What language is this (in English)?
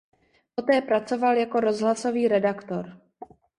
Czech